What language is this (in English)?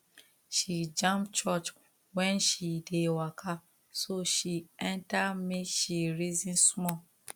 Nigerian Pidgin